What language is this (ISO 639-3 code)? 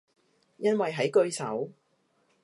yue